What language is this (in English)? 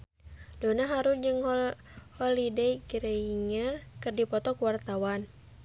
Sundanese